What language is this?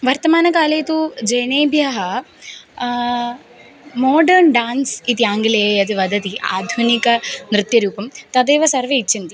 Sanskrit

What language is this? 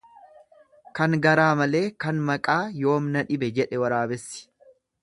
Oromo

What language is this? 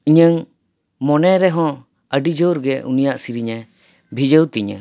Santali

